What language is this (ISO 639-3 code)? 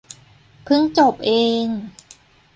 tha